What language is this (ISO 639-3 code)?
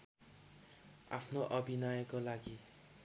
nep